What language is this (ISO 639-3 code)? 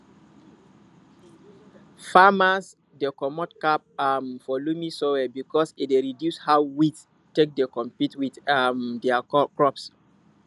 pcm